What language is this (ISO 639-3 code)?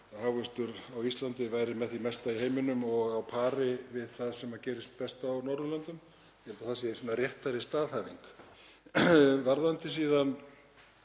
isl